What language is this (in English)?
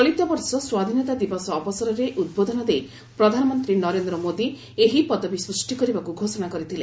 Odia